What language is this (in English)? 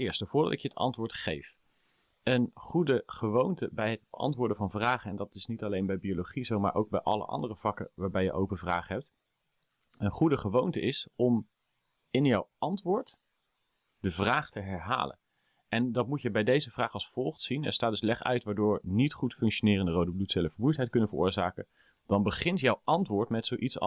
Dutch